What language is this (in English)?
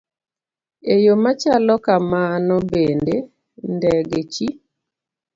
Luo (Kenya and Tanzania)